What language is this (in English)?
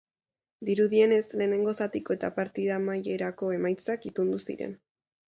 Basque